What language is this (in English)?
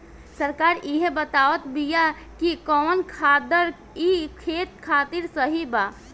Bhojpuri